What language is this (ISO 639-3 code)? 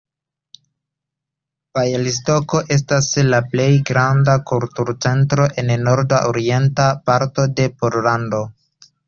epo